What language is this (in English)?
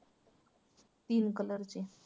Marathi